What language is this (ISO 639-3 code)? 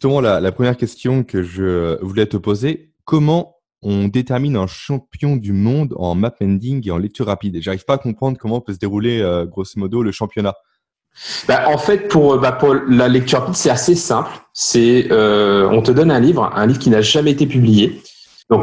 fra